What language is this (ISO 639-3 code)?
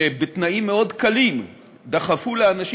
heb